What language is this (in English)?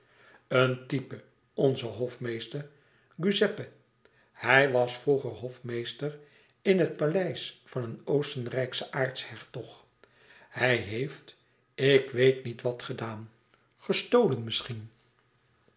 Dutch